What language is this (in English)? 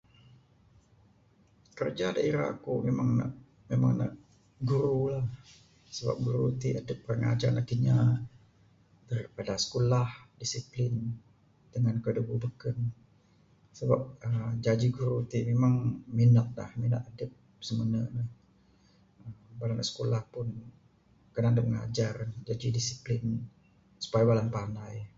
Bukar-Sadung Bidayuh